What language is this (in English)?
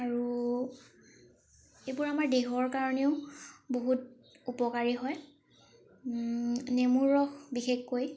Assamese